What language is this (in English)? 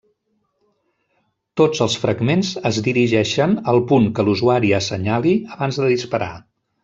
Catalan